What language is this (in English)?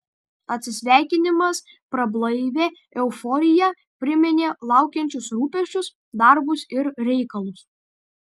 Lithuanian